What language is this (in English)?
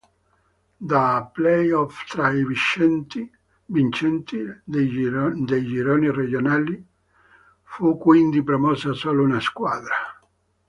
Italian